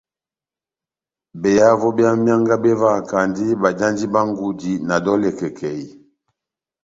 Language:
Batanga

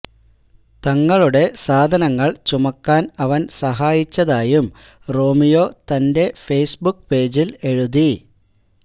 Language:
Malayalam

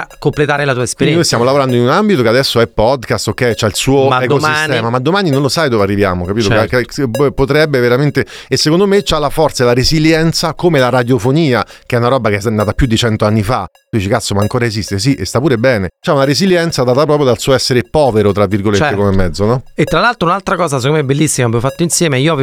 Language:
Italian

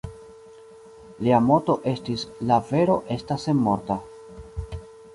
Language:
Esperanto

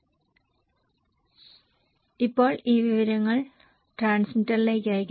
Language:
Malayalam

